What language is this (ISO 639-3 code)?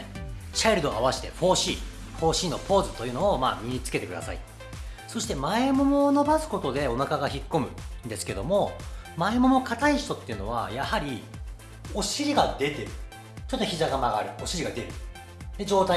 jpn